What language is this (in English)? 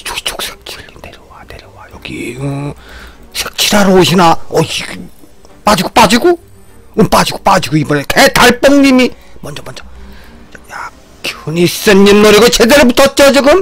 Korean